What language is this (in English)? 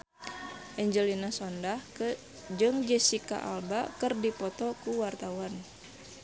Sundanese